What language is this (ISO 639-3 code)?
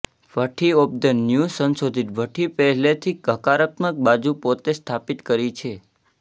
guj